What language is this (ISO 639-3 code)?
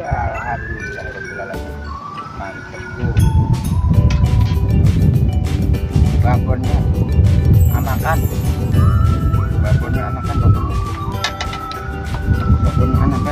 ind